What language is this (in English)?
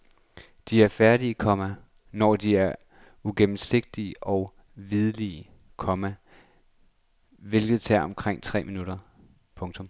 Danish